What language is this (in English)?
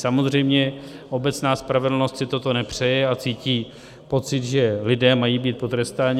Czech